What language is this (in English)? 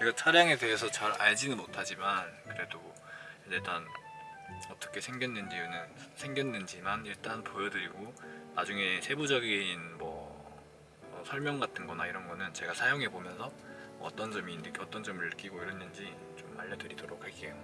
Korean